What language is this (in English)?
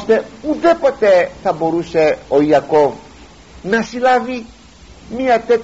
Greek